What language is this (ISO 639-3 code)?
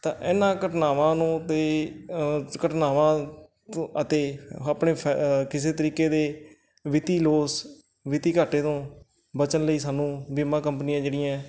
pan